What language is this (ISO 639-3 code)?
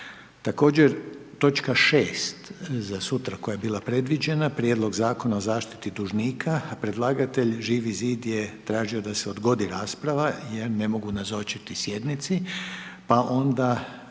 hrv